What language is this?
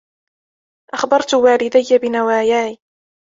Arabic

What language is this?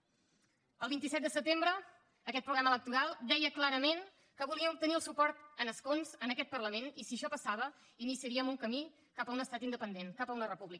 Catalan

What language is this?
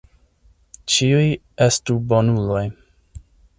Esperanto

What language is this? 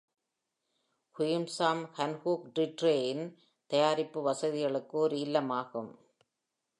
Tamil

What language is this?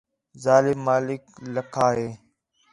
Khetrani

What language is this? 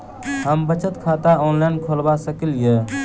Maithili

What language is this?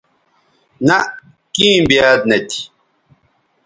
Bateri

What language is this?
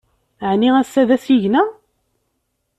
Kabyle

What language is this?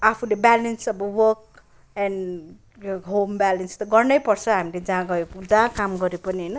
Nepali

